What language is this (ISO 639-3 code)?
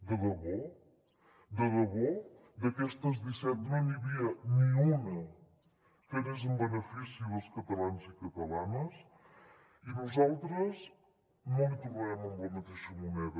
cat